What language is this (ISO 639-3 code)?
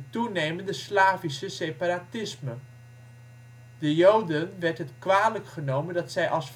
nld